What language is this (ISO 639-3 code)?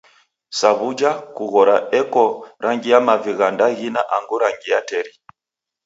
dav